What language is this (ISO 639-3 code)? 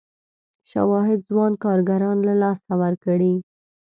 pus